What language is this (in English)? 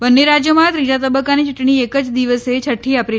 Gujarati